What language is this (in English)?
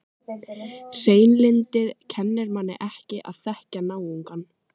Icelandic